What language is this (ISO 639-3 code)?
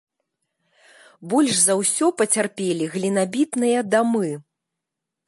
bel